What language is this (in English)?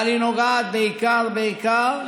Hebrew